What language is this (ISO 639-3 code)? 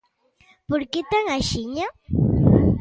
glg